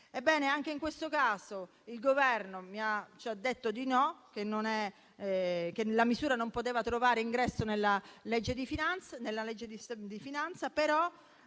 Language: Italian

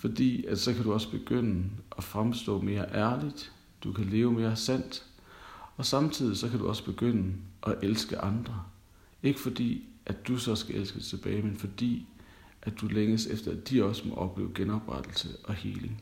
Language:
Danish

